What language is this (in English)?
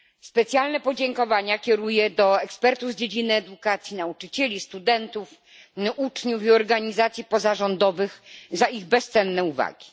Polish